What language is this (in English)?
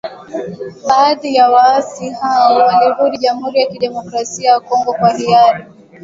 Swahili